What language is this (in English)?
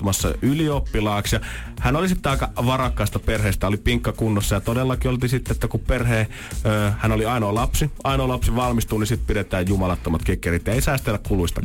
Finnish